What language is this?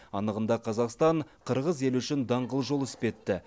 Kazakh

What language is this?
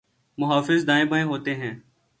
Urdu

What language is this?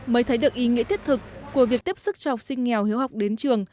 Vietnamese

